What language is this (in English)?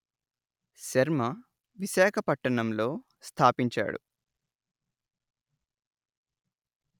Telugu